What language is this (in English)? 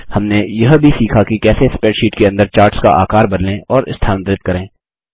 Hindi